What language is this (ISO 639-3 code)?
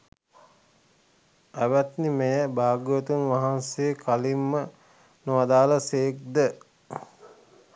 sin